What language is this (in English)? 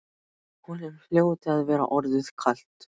Icelandic